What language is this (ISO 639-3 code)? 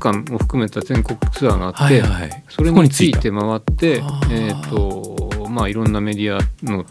jpn